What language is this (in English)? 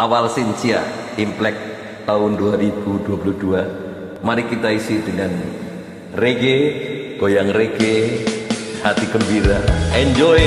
Indonesian